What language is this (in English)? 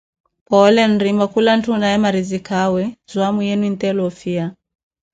Koti